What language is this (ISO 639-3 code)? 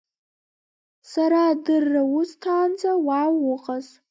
abk